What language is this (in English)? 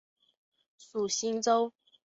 Chinese